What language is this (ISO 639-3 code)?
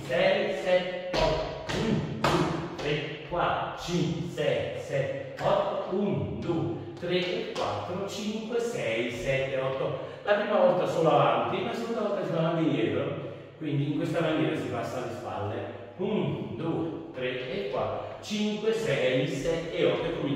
ita